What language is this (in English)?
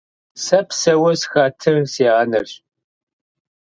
Kabardian